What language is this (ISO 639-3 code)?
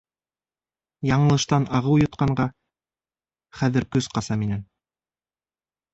bak